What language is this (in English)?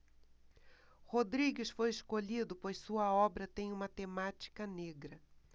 Portuguese